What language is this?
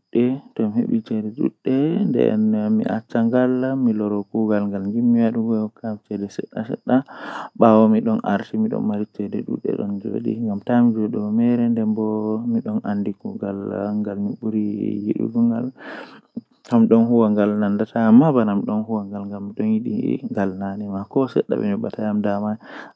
Western Niger Fulfulde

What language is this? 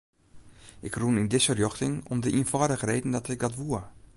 Western Frisian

